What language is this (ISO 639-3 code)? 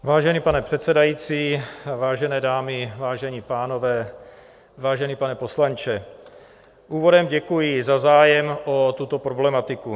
ces